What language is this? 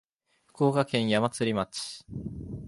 Japanese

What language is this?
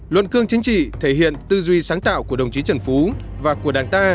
Vietnamese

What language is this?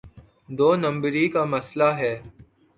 Urdu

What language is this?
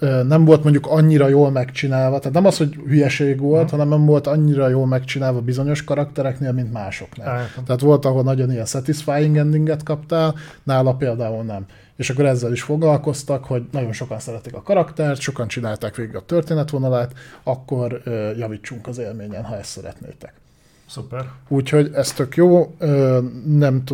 Hungarian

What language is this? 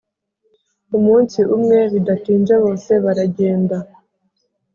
Kinyarwanda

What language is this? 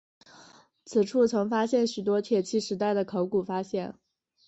Chinese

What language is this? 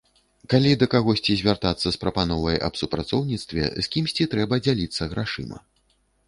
Belarusian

